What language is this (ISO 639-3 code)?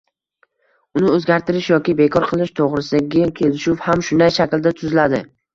uzb